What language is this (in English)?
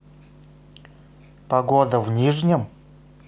Russian